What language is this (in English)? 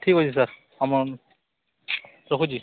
Odia